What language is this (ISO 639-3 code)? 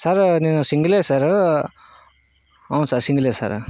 tel